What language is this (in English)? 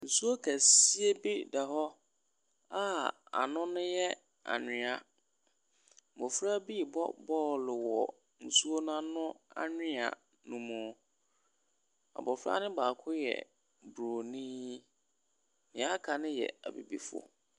Akan